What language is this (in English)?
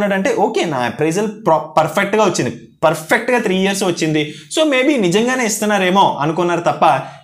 Hindi